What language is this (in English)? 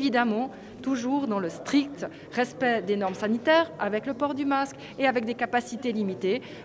French